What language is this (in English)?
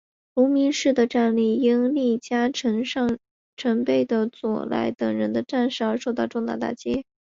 Chinese